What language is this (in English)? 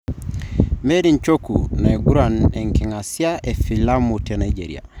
Masai